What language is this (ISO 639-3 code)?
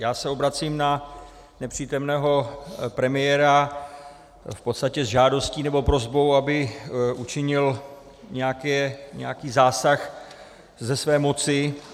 ces